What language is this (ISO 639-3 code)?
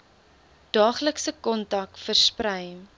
afr